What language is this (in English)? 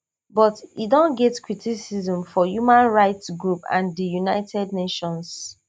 Nigerian Pidgin